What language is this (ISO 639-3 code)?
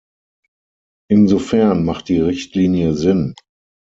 deu